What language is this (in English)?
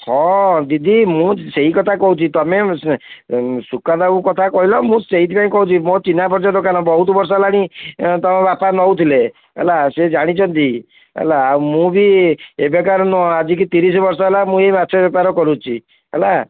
Odia